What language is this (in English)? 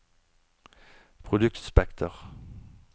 Norwegian